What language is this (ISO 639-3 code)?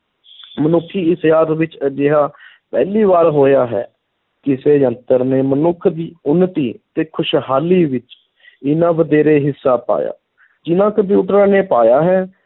pan